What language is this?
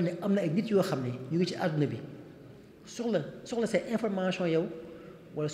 Arabic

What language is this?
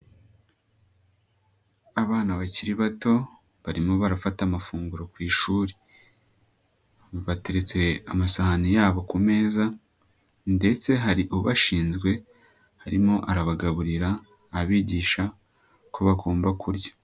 Kinyarwanda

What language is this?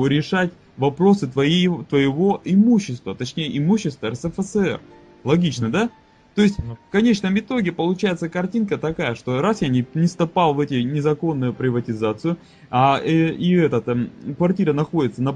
Russian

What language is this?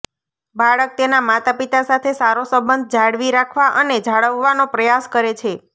Gujarati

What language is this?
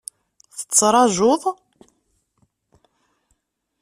Kabyle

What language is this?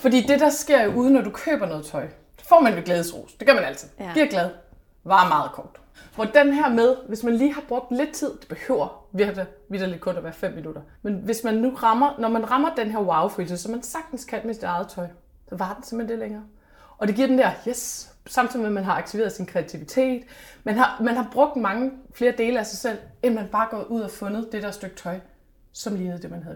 Danish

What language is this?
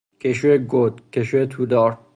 Persian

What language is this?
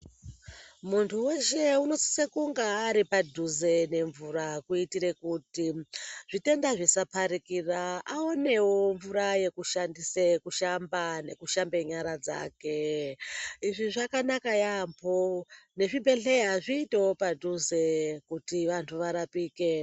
Ndau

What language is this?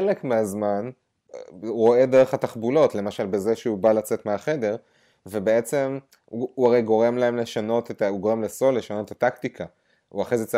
Hebrew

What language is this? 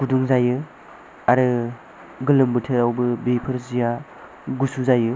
Bodo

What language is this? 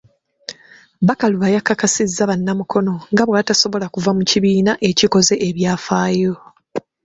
Ganda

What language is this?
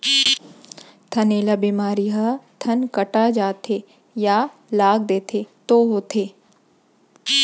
Chhattisgarhi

